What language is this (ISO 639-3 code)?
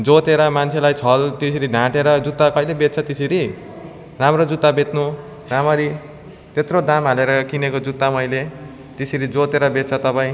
nep